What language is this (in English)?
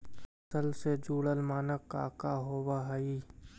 Magahi